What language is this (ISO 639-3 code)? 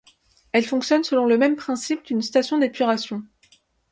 fra